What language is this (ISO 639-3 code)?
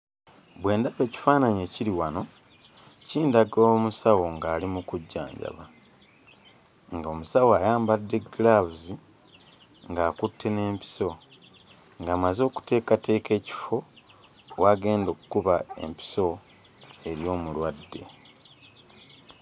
lug